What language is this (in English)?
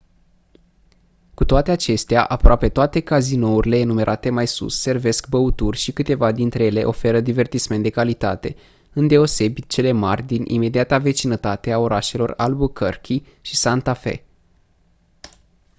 Romanian